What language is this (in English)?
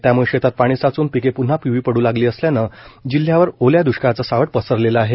Marathi